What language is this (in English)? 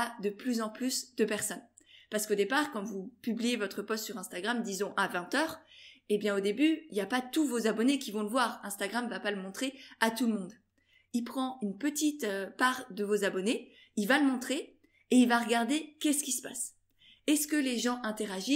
French